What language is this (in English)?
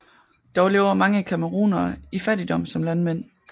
Danish